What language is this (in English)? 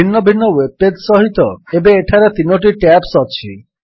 Odia